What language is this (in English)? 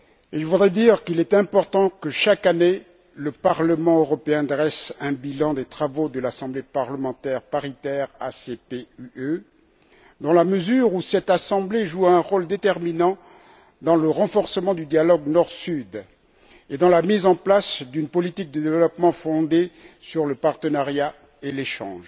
French